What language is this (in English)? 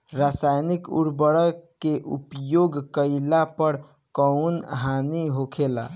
Bhojpuri